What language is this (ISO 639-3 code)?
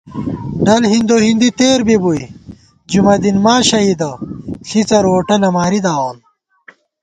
gwt